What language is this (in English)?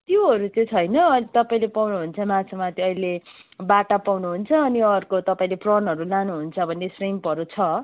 Nepali